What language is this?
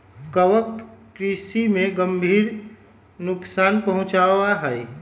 Magahi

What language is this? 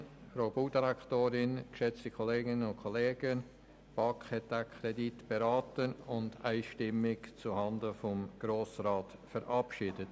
Swiss German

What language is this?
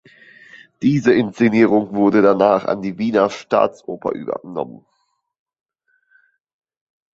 German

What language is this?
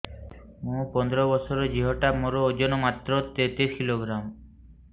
Odia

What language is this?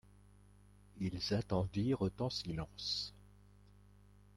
French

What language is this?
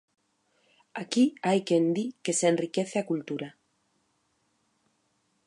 Galician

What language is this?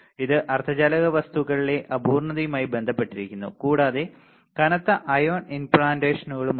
Malayalam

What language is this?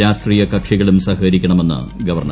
Malayalam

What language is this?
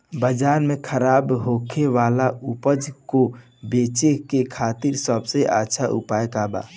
Bhojpuri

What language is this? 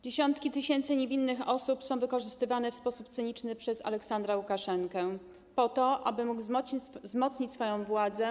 Polish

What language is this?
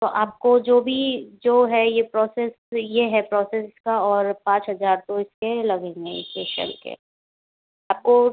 Hindi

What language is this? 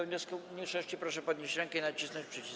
Polish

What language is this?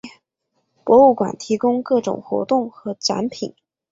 Chinese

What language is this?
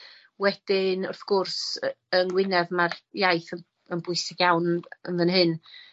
Welsh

